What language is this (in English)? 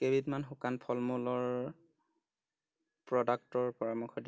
Assamese